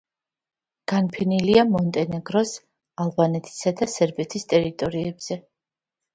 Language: Georgian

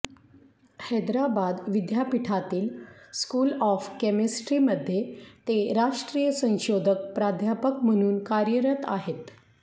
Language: Marathi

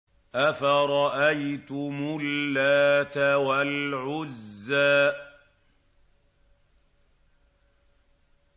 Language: Arabic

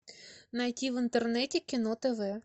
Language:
Russian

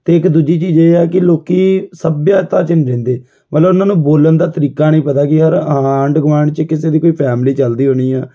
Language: Punjabi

